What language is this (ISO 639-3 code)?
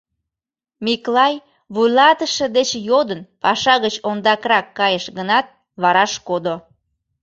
chm